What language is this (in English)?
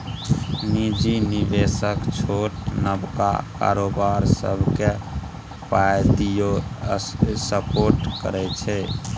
Maithili